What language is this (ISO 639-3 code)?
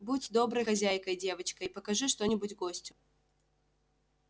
rus